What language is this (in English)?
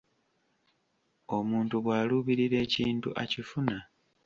Ganda